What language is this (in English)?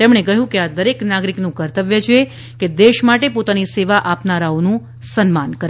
Gujarati